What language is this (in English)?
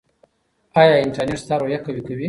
Pashto